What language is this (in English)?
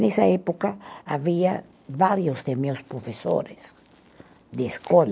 Portuguese